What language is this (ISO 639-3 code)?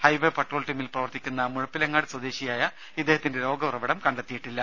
mal